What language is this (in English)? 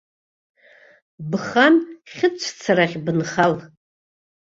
Abkhazian